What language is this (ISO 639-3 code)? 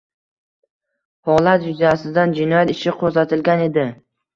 uzb